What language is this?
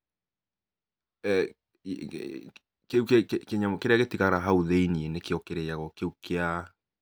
Kikuyu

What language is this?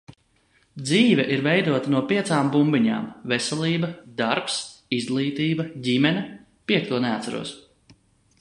Latvian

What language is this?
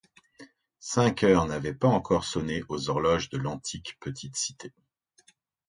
French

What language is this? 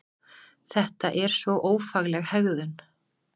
Icelandic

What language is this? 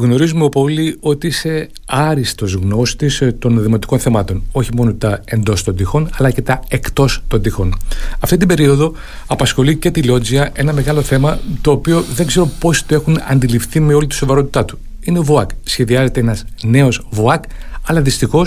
Greek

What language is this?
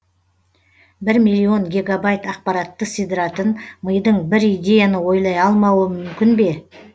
Kazakh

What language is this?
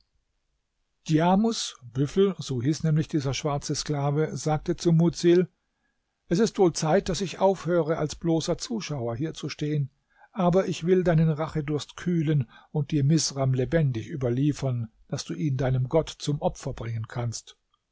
German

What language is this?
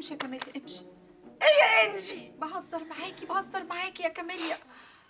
Arabic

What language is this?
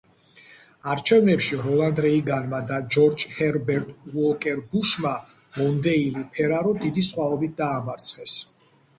Georgian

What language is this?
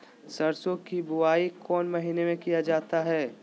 Magahi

